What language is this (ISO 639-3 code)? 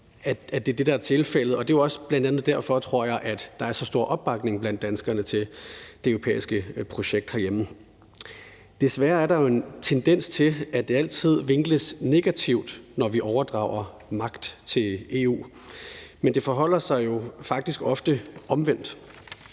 dan